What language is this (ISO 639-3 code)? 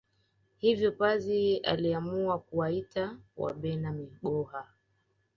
swa